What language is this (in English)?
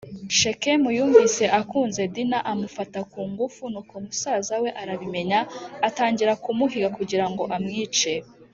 Kinyarwanda